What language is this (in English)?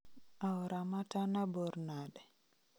Luo (Kenya and Tanzania)